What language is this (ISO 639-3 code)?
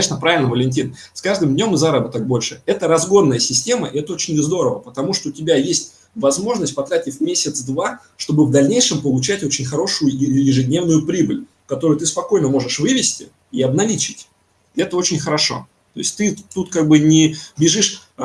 rus